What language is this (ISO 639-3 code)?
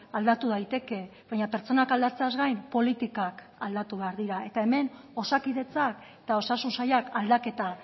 eus